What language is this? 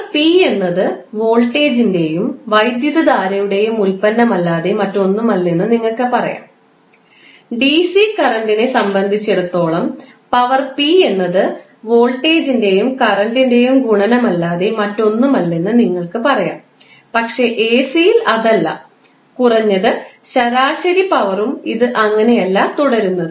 Malayalam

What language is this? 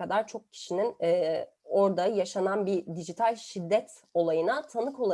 Turkish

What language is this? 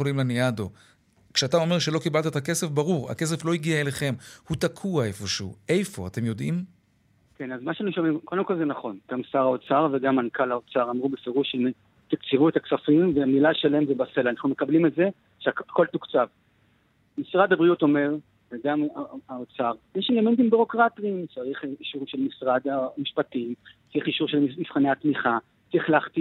Hebrew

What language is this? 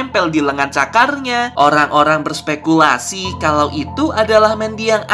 Indonesian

